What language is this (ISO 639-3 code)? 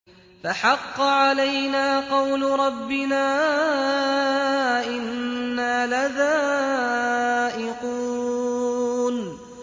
ara